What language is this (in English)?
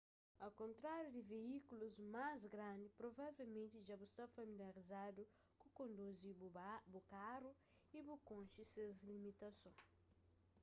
Kabuverdianu